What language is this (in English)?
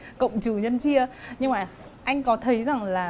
Vietnamese